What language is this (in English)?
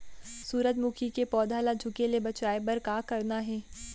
Chhattisgarhi